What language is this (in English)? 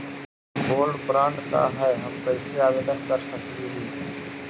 Magahi